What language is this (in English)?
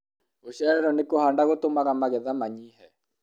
Kikuyu